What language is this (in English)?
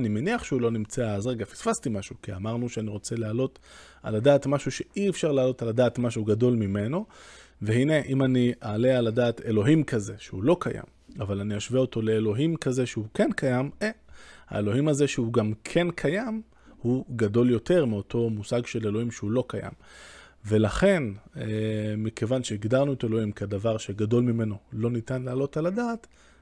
Hebrew